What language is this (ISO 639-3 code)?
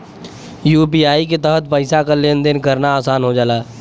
bho